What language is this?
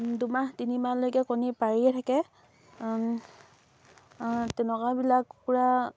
Assamese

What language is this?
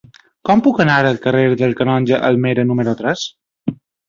Catalan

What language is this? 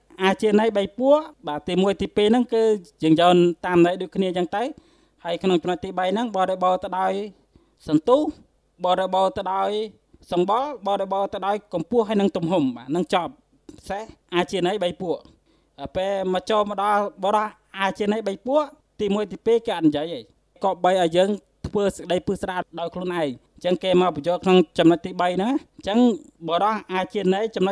Thai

